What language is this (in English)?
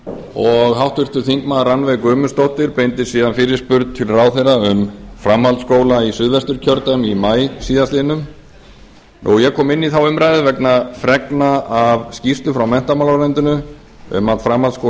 Icelandic